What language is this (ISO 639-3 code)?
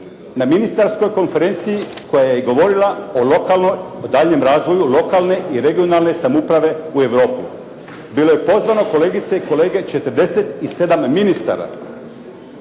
hrv